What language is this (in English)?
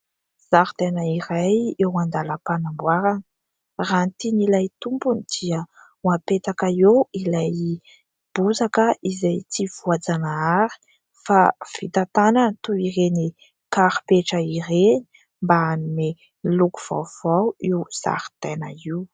Malagasy